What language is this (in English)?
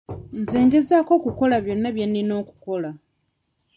Ganda